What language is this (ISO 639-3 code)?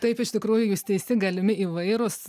lit